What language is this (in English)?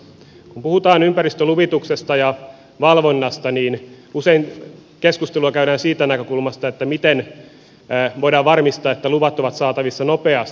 Finnish